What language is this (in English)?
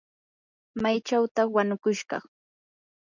Yanahuanca Pasco Quechua